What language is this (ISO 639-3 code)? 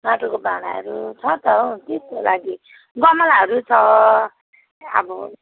nep